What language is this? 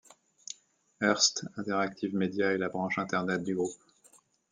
French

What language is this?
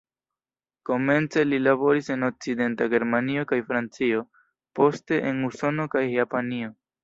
Esperanto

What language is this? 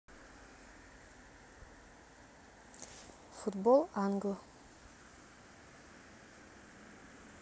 Russian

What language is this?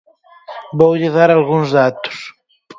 Galician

